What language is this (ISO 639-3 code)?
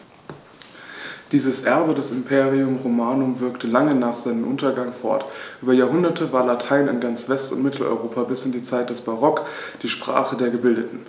deu